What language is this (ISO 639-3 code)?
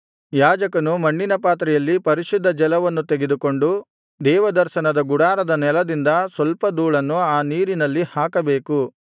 kan